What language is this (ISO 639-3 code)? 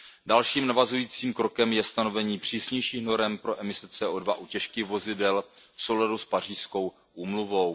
ces